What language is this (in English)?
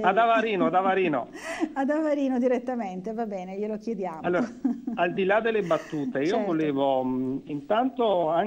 Italian